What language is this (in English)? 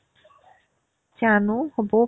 Assamese